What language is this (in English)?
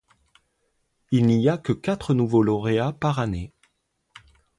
French